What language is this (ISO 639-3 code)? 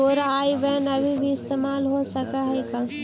mag